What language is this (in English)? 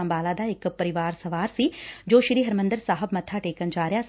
Punjabi